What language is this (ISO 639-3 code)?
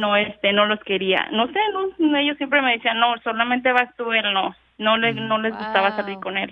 spa